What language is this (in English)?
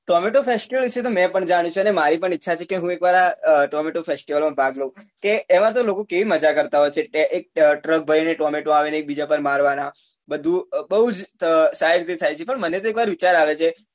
Gujarati